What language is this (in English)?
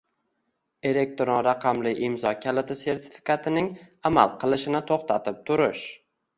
Uzbek